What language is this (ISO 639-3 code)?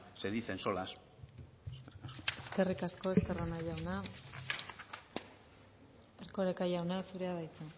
eus